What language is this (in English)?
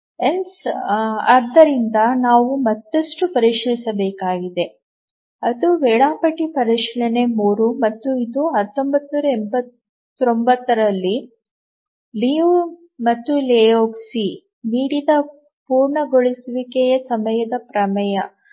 Kannada